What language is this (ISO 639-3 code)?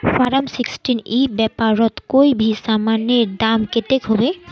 mag